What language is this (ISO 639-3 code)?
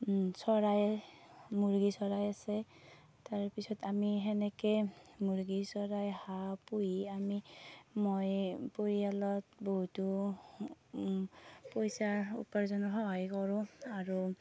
asm